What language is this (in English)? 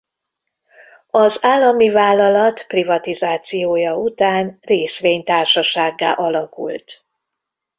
Hungarian